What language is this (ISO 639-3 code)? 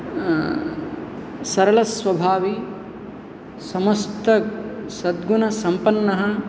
san